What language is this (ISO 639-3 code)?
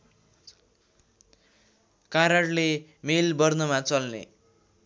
nep